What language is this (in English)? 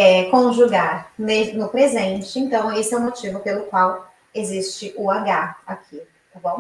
Portuguese